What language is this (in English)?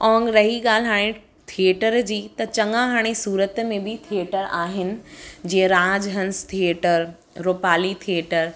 Sindhi